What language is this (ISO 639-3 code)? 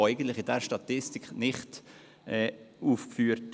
gsw